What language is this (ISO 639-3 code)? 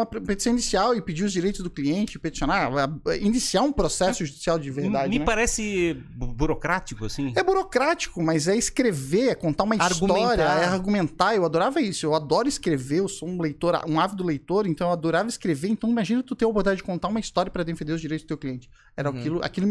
por